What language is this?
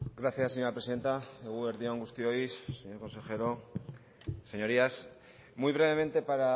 Spanish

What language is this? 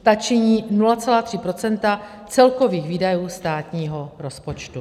Czech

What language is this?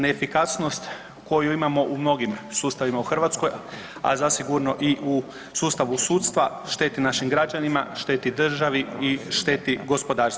Croatian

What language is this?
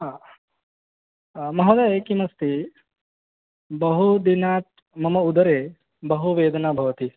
Sanskrit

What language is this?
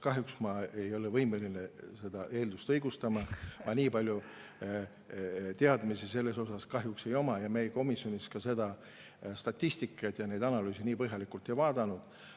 Estonian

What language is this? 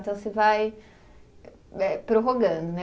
Portuguese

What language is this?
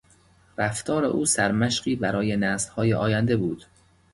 Persian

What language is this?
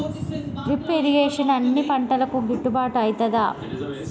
Telugu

